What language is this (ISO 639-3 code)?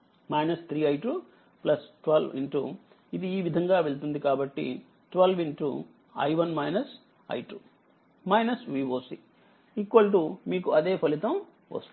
tel